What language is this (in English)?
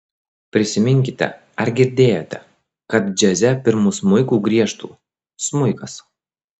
Lithuanian